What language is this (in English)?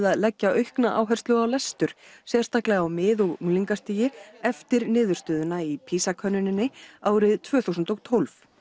Icelandic